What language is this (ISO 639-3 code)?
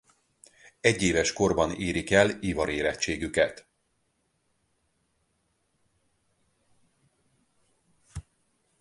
hun